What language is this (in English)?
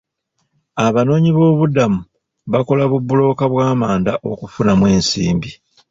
Ganda